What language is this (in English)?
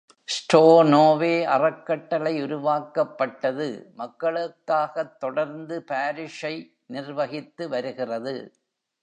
Tamil